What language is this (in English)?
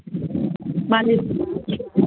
Bodo